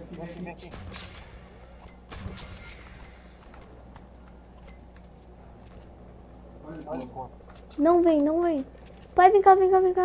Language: Portuguese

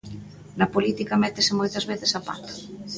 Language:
Galician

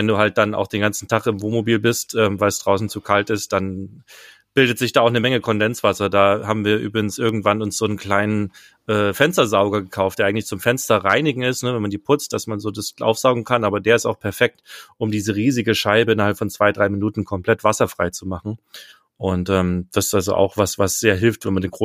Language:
German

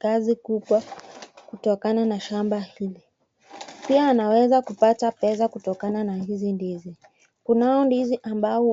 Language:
Swahili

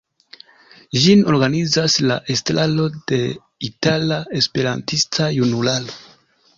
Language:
Esperanto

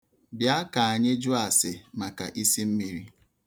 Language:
Igbo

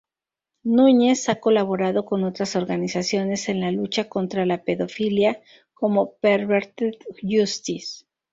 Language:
Spanish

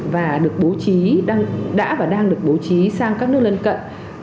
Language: Vietnamese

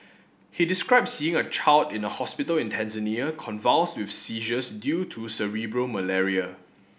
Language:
English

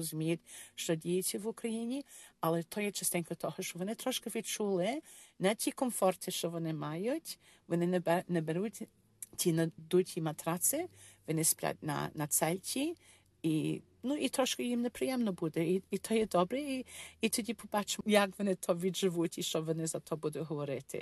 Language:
Ukrainian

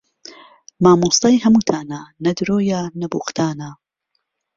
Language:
Central Kurdish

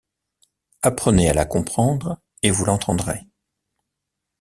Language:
French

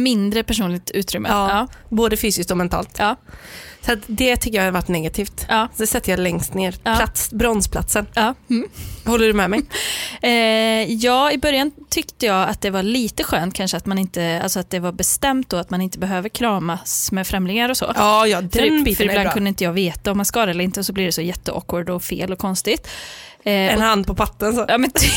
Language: Swedish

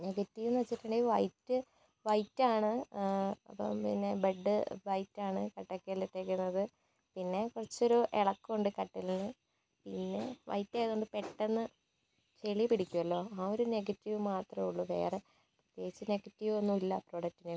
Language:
Malayalam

